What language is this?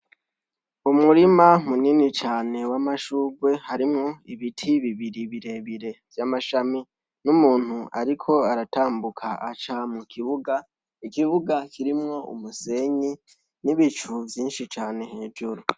Rundi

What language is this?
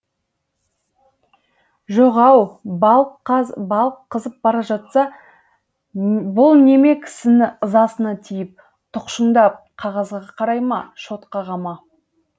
Kazakh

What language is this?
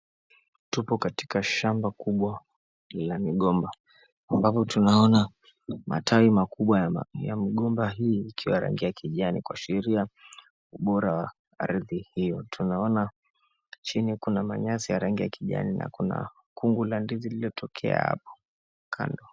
Swahili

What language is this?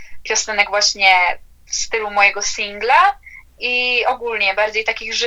Polish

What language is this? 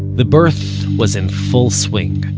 English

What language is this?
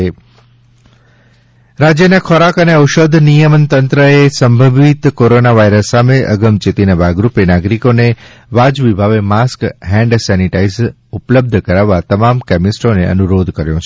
Gujarati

